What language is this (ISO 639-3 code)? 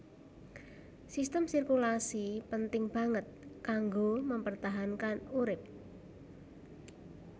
jav